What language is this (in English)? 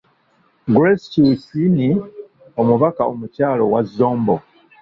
Ganda